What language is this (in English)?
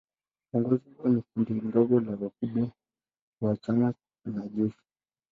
Swahili